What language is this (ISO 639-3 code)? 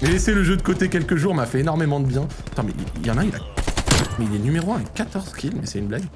fra